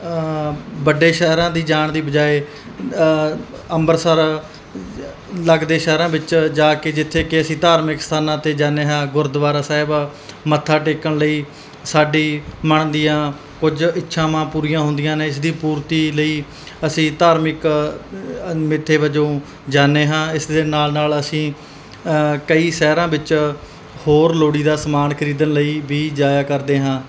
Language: Punjabi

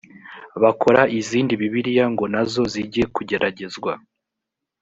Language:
Kinyarwanda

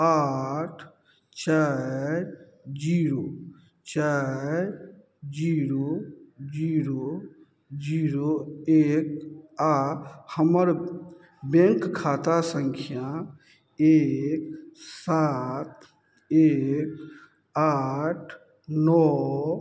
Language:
Maithili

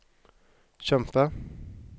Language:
Norwegian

